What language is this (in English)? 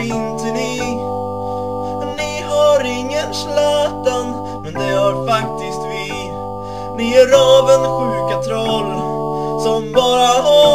Swedish